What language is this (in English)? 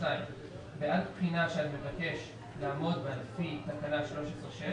Hebrew